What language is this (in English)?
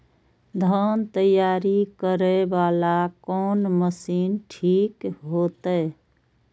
Maithili